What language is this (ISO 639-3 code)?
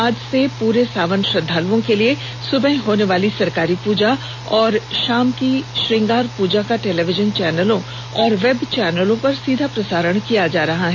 hin